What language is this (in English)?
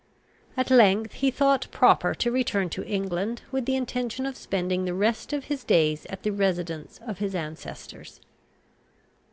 English